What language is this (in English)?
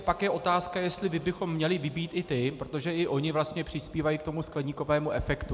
Czech